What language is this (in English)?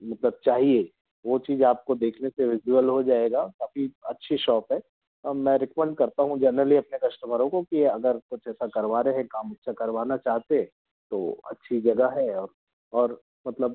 Hindi